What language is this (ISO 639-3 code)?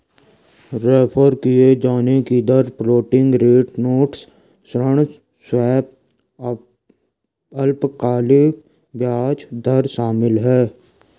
hin